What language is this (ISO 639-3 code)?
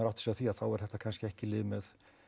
isl